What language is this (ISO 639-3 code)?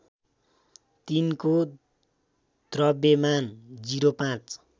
nep